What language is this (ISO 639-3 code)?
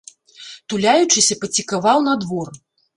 bel